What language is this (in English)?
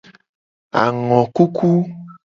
Gen